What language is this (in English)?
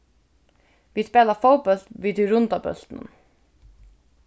Faroese